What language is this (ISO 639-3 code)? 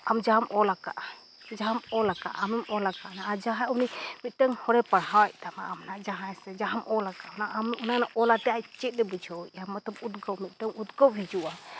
sat